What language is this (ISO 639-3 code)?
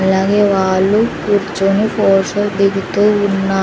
tel